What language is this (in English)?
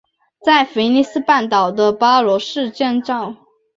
Chinese